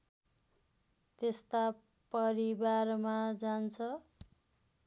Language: Nepali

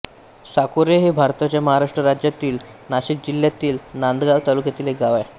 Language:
Marathi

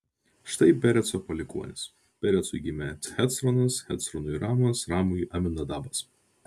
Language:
Lithuanian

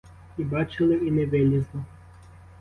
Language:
Ukrainian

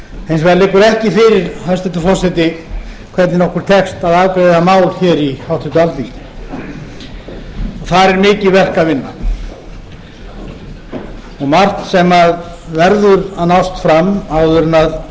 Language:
Icelandic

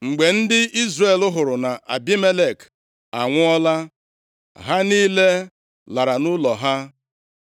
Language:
Igbo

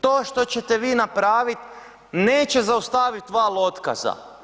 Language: Croatian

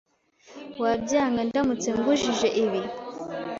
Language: Kinyarwanda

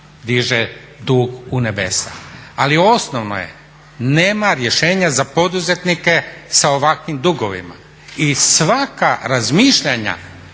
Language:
Croatian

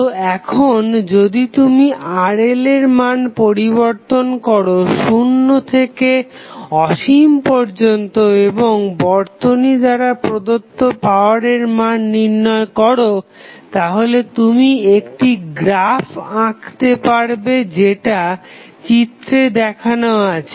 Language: Bangla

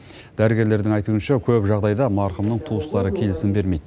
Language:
Kazakh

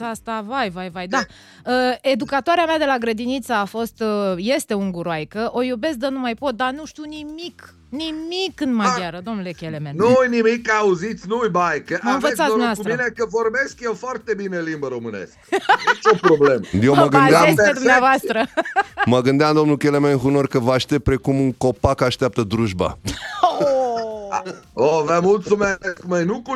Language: Romanian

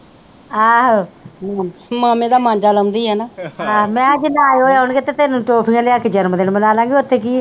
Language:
Punjabi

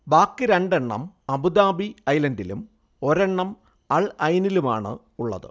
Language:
Malayalam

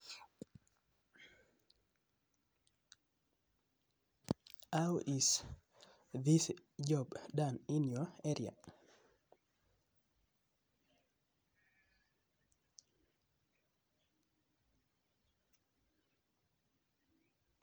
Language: Kalenjin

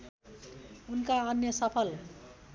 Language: Nepali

